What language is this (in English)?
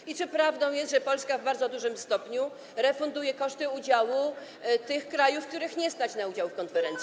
Polish